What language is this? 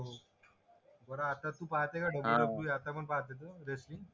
Marathi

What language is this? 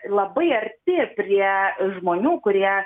Lithuanian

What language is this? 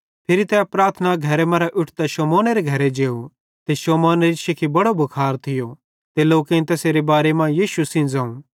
Bhadrawahi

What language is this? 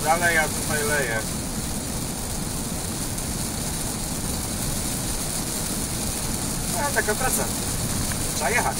Polish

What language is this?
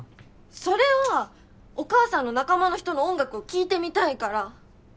Japanese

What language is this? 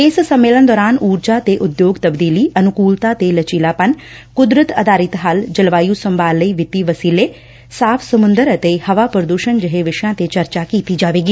Punjabi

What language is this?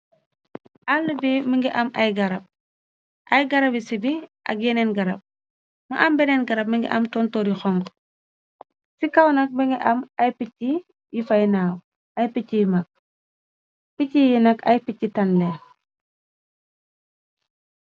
Wolof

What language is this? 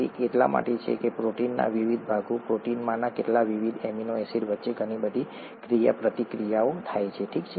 Gujarati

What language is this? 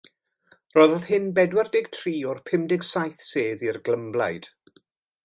Welsh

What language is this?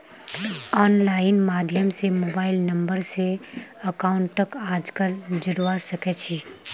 Magahi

